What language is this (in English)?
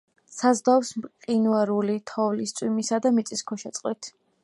Georgian